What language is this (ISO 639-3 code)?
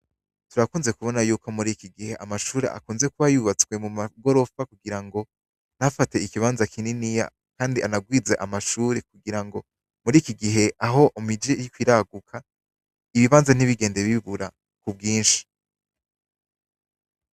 run